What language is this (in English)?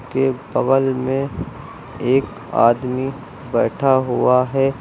Hindi